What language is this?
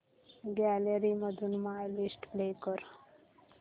Marathi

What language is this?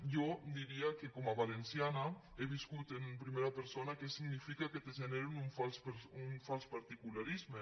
Catalan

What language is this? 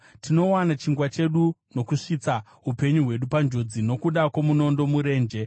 Shona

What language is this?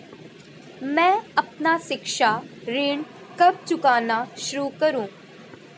Hindi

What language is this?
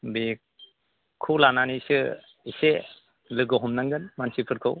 Bodo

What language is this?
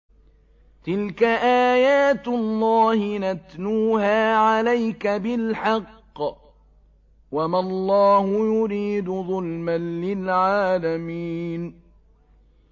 Arabic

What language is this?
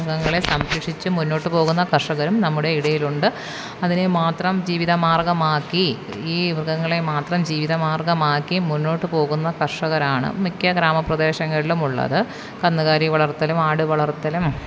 Malayalam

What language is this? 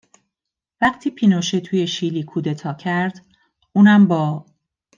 Persian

